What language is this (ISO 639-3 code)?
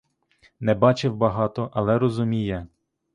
ukr